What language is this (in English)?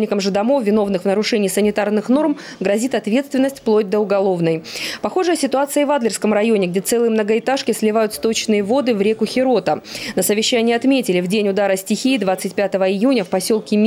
Russian